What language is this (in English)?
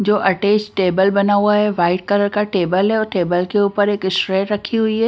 Hindi